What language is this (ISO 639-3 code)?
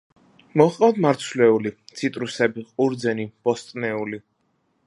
kat